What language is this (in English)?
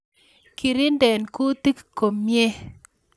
Kalenjin